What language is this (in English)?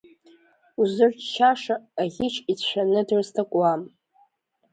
Abkhazian